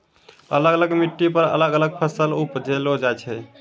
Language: Maithili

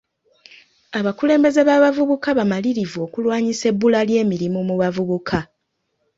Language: Ganda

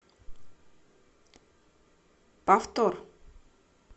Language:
Russian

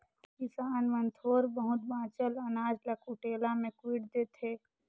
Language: Chhattisgarhi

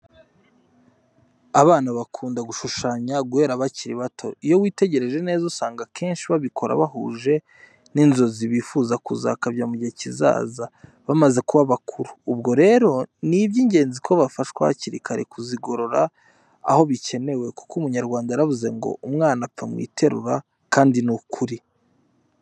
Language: Kinyarwanda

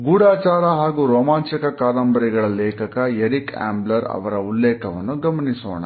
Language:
Kannada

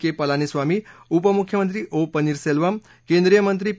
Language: Marathi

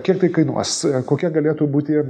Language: Lithuanian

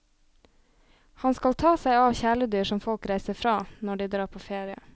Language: Norwegian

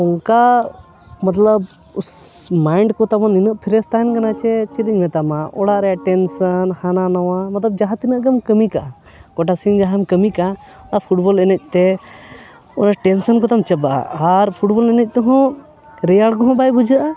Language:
Santali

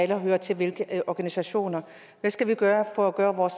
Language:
Danish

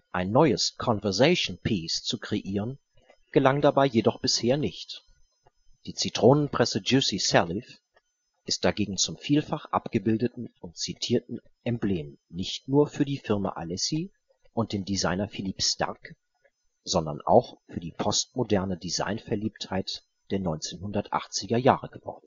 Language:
German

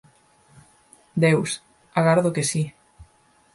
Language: Galician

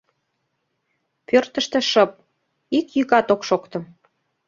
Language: Mari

